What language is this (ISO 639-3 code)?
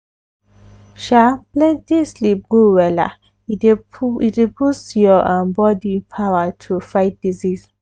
pcm